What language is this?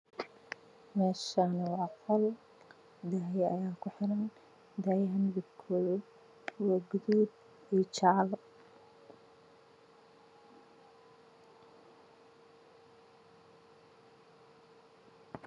Somali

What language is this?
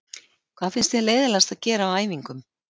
Icelandic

